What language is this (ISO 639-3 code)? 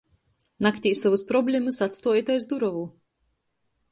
ltg